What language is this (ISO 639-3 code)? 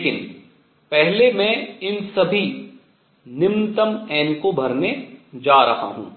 hin